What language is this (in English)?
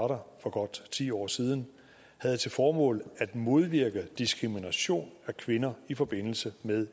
Danish